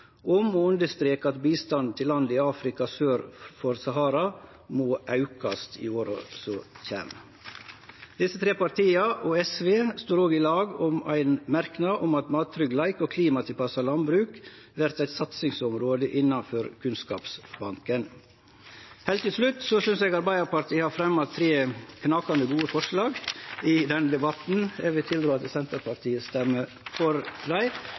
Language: Norwegian Nynorsk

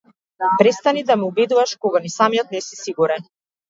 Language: Macedonian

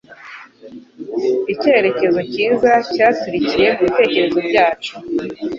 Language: Kinyarwanda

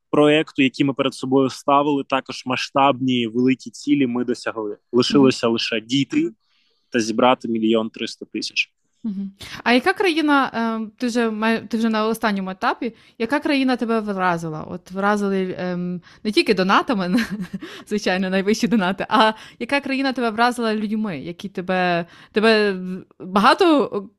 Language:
Ukrainian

